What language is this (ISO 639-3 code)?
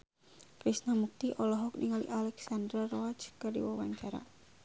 sun